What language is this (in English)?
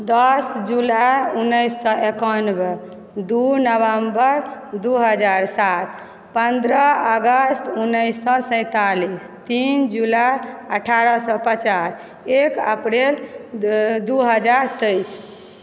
Maithili